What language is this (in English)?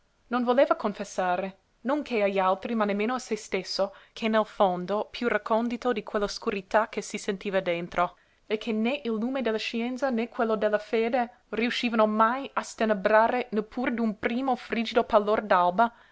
Italian